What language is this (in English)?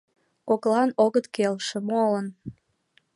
Mari